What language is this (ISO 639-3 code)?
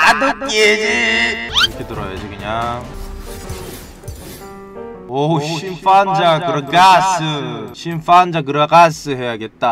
kor